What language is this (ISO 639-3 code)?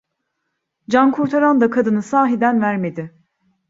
tur